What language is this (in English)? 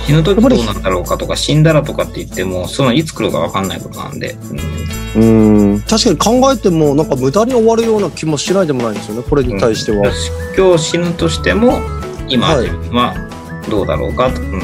Japanese